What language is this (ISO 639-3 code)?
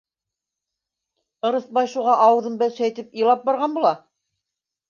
bak